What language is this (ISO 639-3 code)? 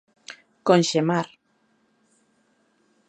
glg